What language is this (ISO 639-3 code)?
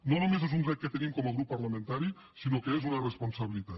cat